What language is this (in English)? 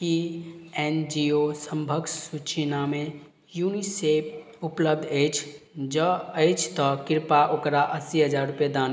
Maithili